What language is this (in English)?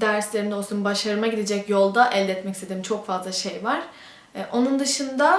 Turkish